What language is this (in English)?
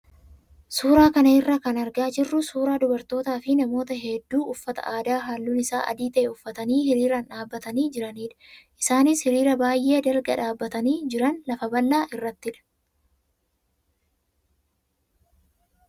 Oromo